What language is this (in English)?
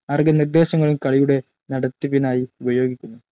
Malayalam